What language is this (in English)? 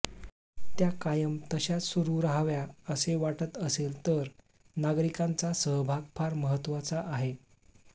Marathi